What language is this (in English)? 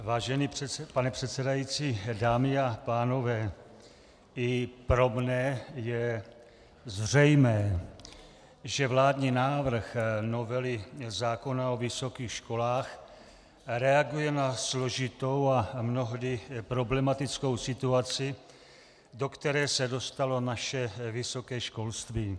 Czech